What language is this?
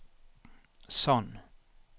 Norwegian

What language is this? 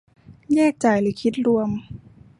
Thai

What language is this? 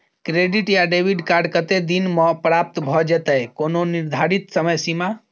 Maithili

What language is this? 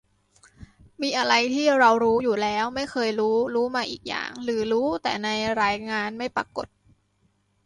Thai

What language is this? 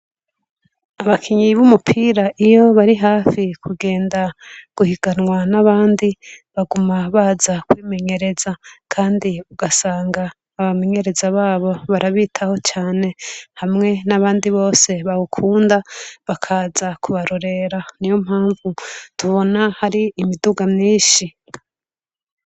Rundi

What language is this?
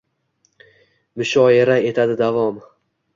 Uzbek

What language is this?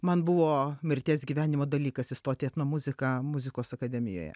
Lithuanian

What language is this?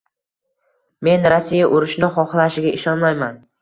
Uzbek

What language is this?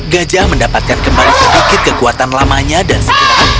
Indonesian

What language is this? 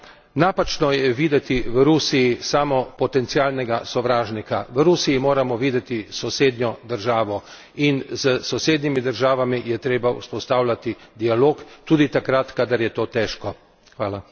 Slovenian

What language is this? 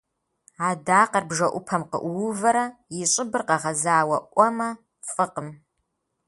Kabardian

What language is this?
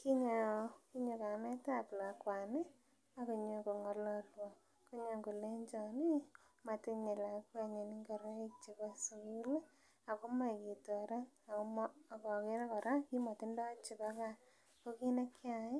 Kalenjin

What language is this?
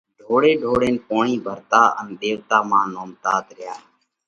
Parkari Koli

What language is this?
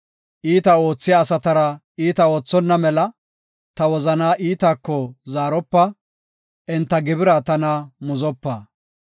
Gofa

